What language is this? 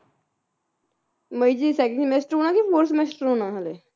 Punjabi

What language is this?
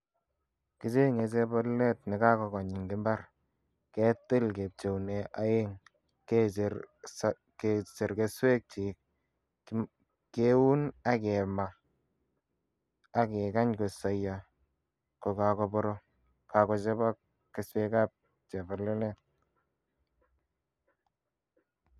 Kalenjin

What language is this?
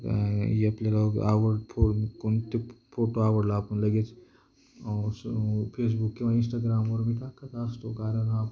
Marathi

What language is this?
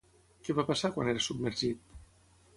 Catalan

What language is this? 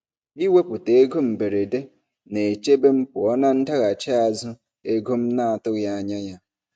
Igbo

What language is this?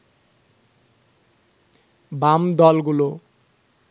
Bangla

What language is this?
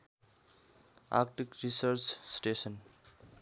Nepali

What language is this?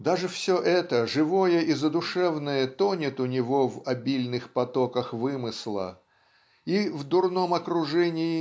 Russian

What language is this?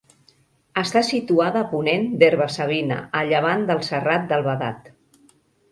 Catalan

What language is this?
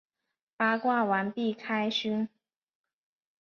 Chinese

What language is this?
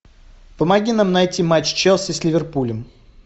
Russian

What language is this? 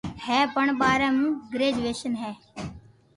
Loarki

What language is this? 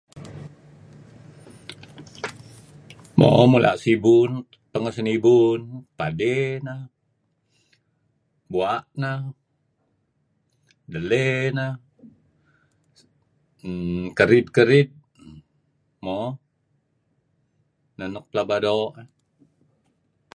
Kelabit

